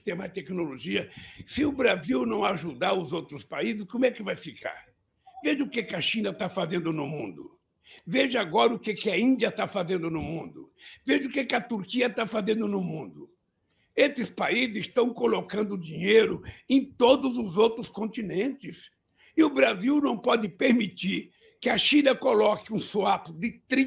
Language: Portuguese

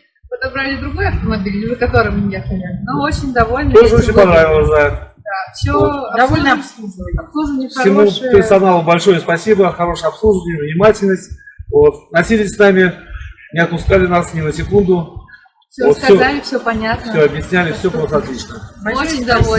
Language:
Russian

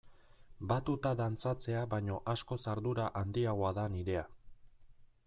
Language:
Basque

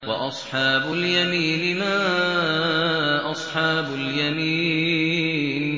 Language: Arabic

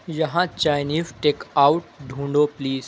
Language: Urdu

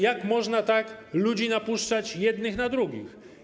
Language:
Polish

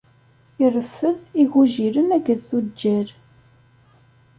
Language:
Kabyle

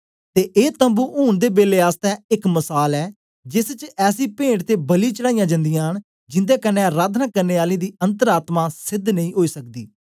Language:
Dogri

